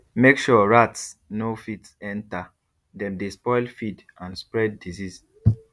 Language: Nigerian Pidgin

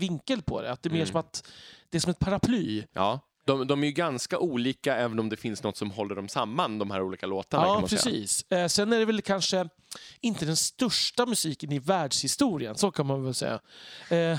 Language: Swedish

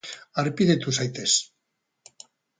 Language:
Basque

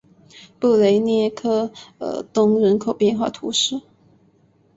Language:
Chinese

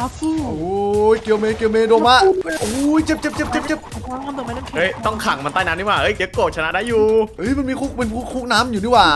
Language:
Thai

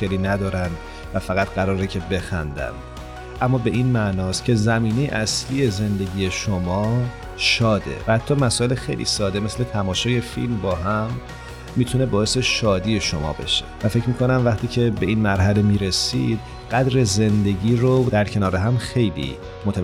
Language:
Persian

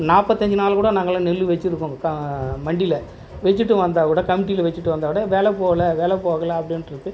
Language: Tamil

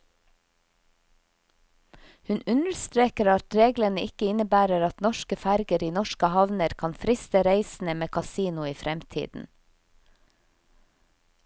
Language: Norwegian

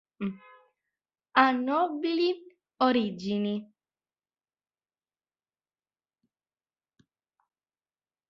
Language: Italian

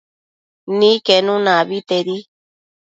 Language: Matsés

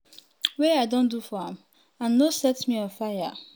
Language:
Nigerian Pidgin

